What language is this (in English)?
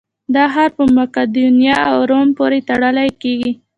Pashto